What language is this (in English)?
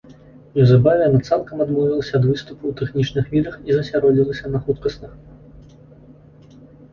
Belarusian